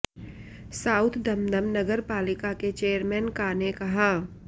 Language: Hindi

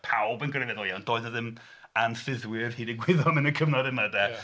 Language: Welsh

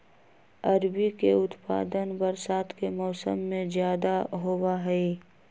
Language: Magahi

